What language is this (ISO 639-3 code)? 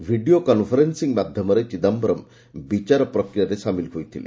ori